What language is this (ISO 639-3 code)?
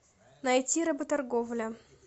rus